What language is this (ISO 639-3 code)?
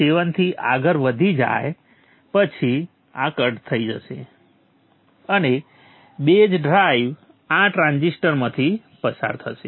guj